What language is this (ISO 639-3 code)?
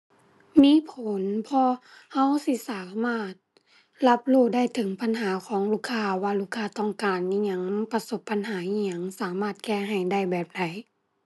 tha